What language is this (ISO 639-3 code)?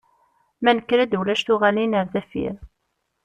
kab